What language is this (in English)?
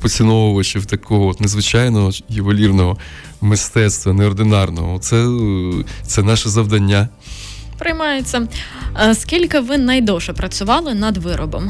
Ukrainian